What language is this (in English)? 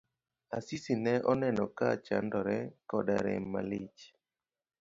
Luo (Kenya and Tanzania)